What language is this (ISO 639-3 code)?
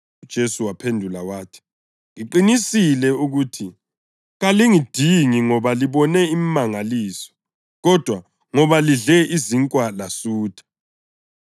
nde